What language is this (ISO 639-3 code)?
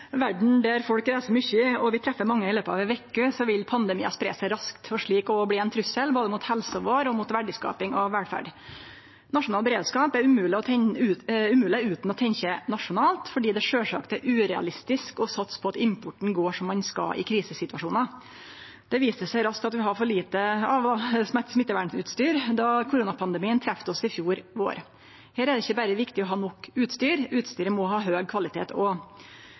nno